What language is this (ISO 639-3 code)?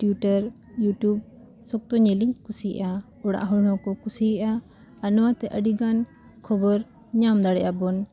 sat